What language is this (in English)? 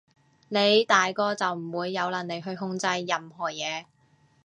Cantonese